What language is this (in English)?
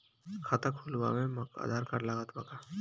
Bhojpuri